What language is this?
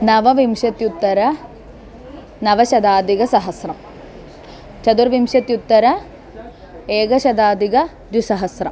Sanskrit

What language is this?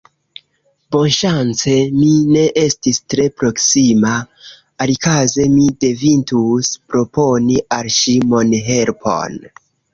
Esperanto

